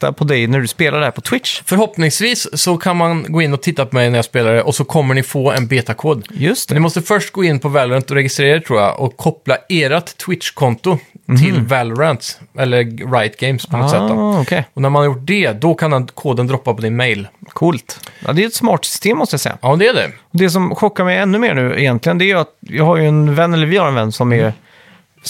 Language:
Swedish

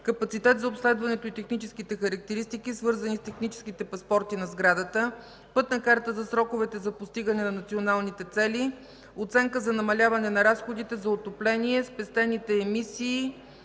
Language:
Bulgarian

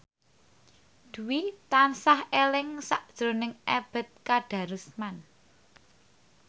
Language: Javanese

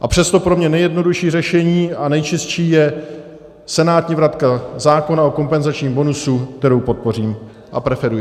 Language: Czech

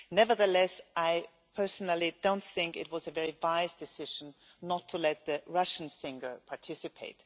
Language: English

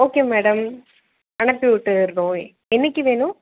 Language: Tamil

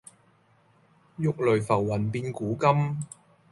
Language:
Cantonese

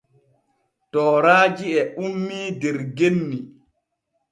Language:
Borgu Fulfulde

